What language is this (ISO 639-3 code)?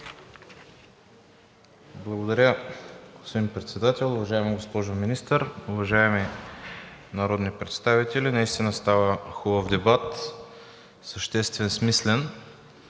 bul